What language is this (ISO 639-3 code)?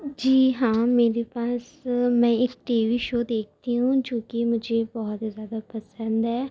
urd